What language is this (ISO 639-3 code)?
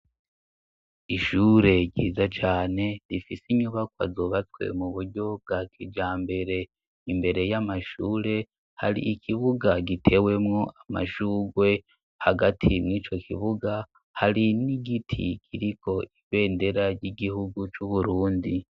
run